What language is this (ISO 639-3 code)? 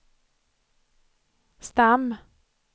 swe